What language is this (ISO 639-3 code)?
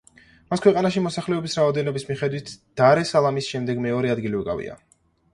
kat